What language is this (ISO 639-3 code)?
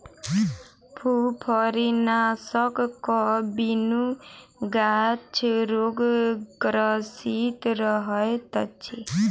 mai